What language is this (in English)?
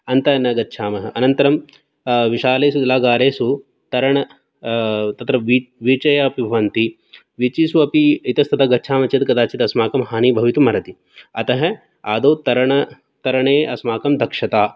Sanskrit